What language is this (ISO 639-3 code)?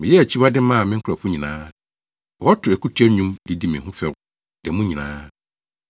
aka